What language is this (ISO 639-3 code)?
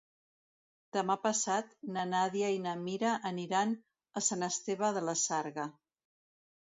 cat